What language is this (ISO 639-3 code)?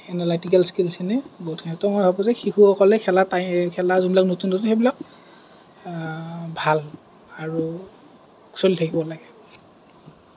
asm